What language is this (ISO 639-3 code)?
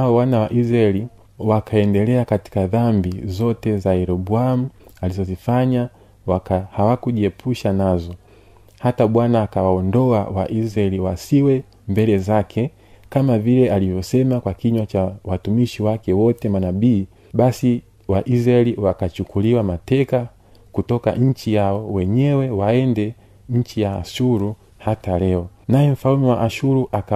swa